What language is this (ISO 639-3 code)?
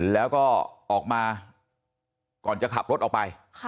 tha